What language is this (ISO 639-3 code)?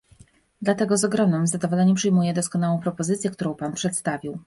pol